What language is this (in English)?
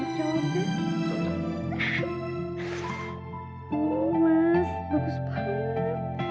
Indonesian